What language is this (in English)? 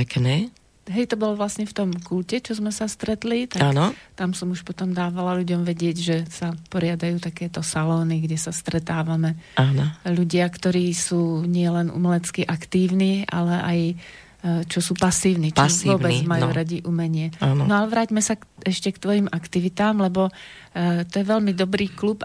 Slovak